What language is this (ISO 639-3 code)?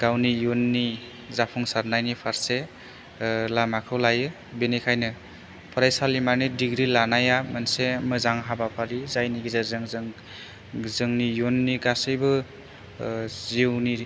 brx